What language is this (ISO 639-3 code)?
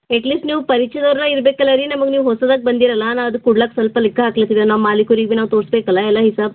kan